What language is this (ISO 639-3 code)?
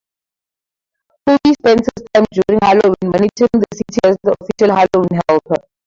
eng